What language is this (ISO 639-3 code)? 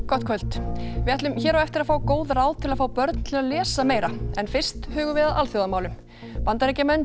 isl